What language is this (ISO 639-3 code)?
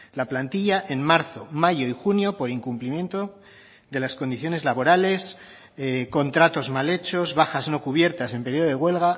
spa